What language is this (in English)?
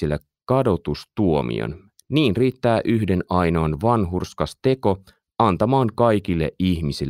Finnish